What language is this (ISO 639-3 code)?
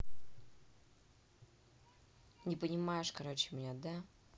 rus